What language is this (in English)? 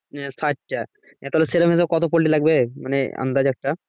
Bangla